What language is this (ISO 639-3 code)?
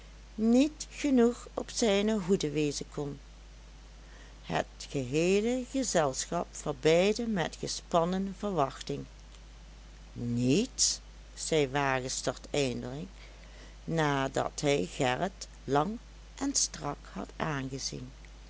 nld